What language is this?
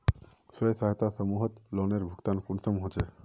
Magahi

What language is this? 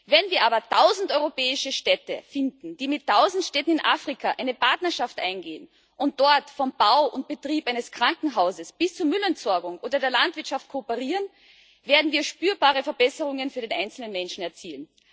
German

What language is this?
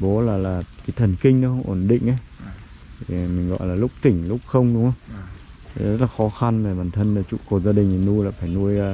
Vietnamese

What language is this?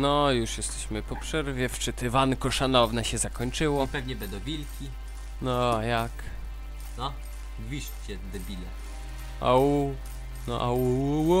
Polish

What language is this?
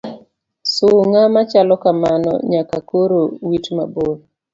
Luo (Kenya and Tanzania)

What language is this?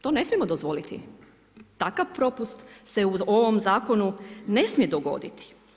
Croatian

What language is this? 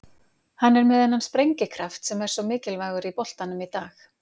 Icelandic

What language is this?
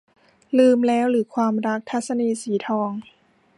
Thai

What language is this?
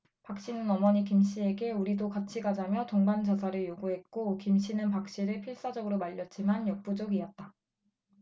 Korean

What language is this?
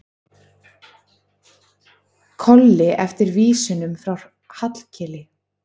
Icelandic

